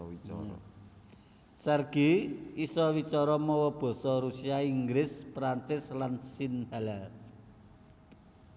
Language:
Javanese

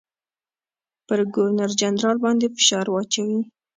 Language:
Pashto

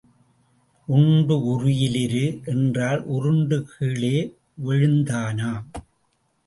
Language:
Tamil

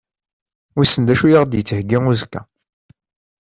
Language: Kabyle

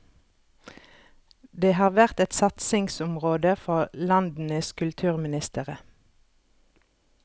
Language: Norwegian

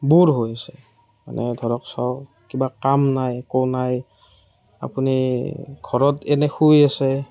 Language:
Assamese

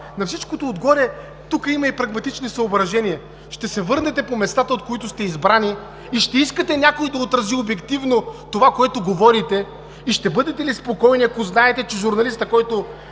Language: Bulgarian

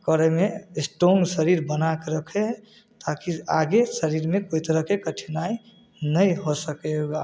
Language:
Maithili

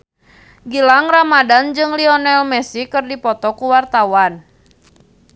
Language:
Sundanese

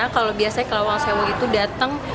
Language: Indonesian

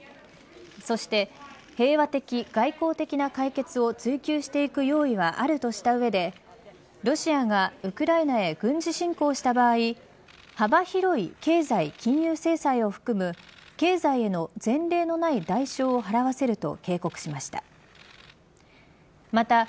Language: Japanese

